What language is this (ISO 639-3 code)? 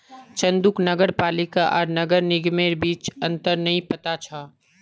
mag